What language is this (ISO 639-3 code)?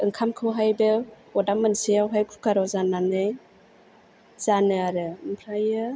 brx